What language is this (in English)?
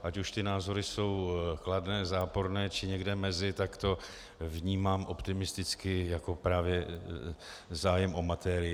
Czech